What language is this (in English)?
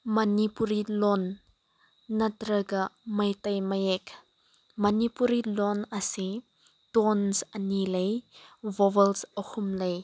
Manipuri